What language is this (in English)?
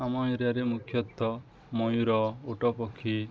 Odia